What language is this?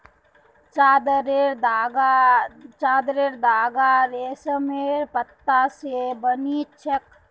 Magahi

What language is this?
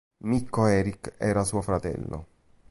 Italian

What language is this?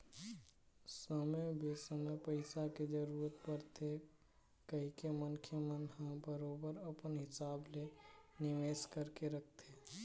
Chhattisgarhi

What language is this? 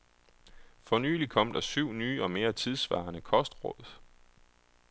Danish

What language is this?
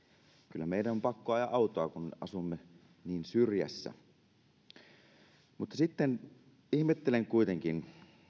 Finnish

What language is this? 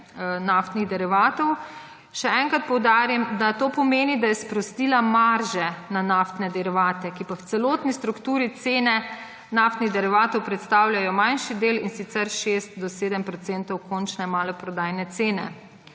Slovenian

